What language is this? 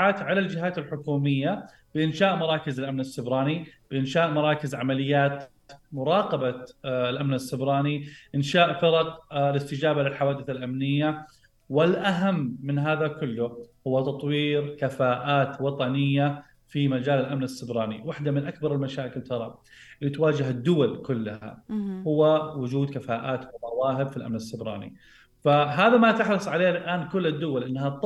Arabic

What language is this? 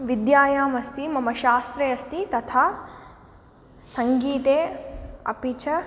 Sanskrit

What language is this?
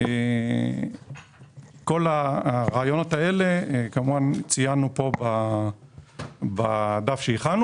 Hebrew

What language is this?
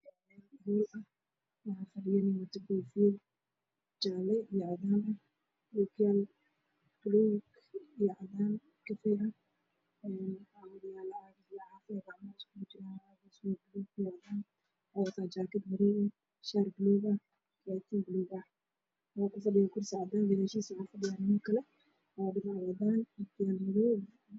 Somali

